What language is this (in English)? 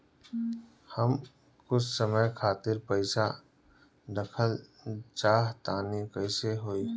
Bhojpuri